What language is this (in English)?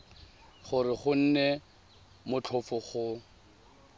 Tswana